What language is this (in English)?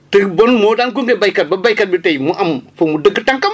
Wolof